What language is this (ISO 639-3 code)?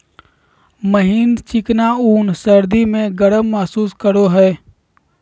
mag